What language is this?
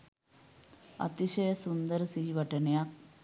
Sinhala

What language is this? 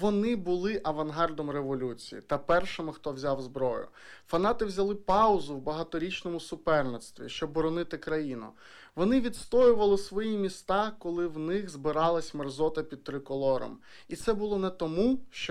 Ukrainian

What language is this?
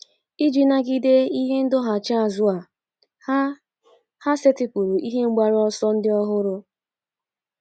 Igbo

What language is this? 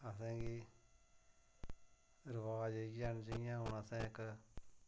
Dogri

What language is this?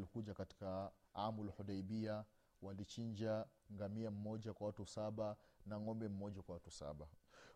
Swahili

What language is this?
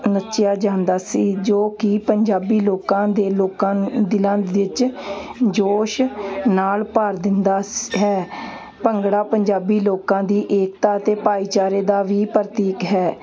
Punjabi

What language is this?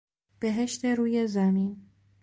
Persian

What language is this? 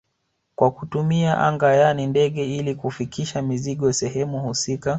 Swahili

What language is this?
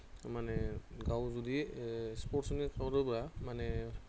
Bodo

